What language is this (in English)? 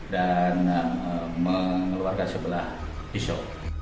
Indonesian